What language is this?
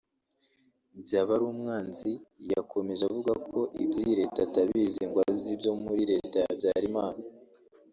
Kinyarwanda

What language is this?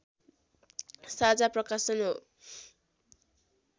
Nepali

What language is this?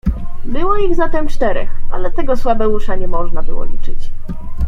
Polish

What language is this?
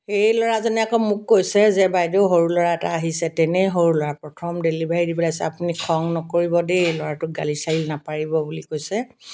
Assamese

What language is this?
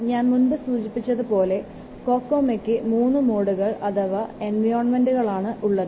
Malayalam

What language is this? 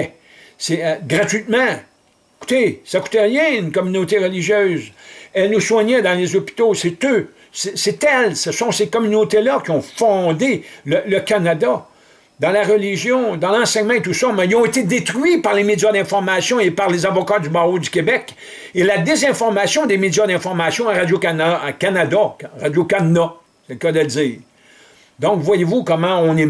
French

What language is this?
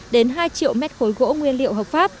Vietnamese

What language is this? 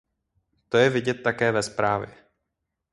Czech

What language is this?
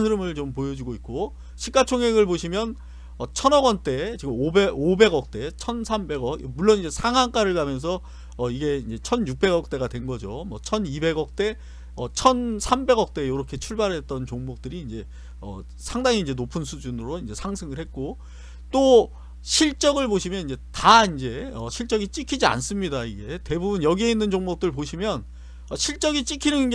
Korean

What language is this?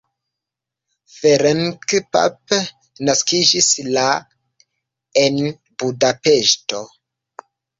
Esperanto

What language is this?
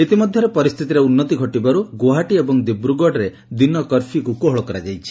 Odia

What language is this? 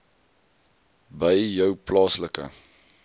Afrikaans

